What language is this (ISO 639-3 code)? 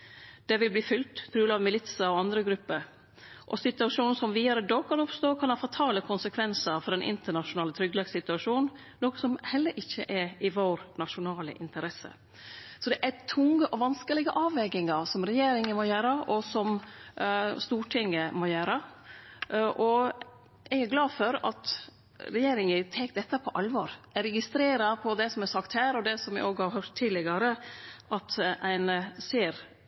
nno